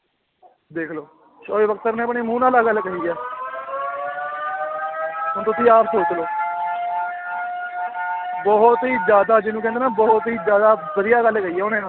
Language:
Punjabi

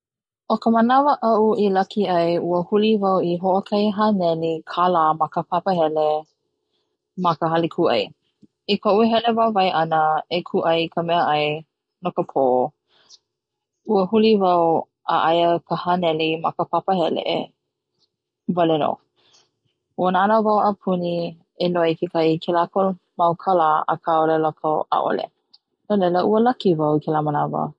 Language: Hawaiian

